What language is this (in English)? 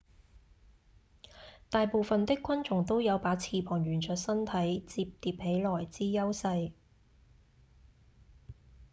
Cantonese